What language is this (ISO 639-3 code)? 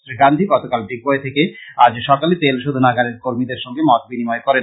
ben